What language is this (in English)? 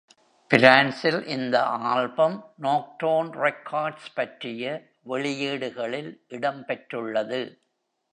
Tamil